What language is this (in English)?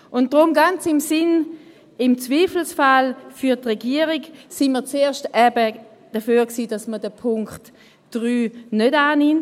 Swiss German